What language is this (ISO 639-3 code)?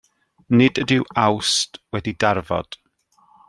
cym